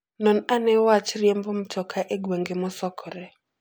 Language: Luo (Kenya and Tanzania)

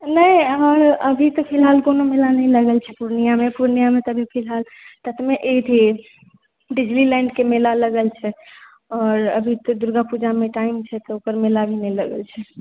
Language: Maithili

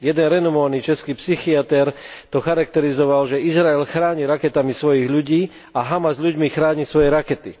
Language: Slovak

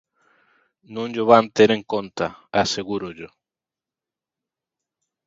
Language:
Galician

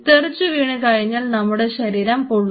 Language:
Malayalam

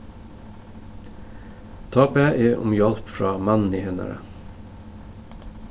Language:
Faroese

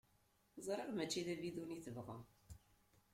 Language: Kabyle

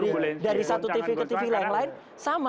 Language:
Indonesian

